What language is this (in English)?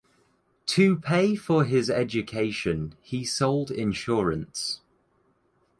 English